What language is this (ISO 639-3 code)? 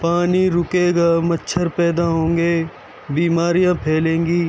urd